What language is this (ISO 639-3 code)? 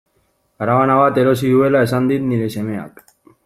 eus